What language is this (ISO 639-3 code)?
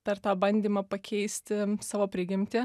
lit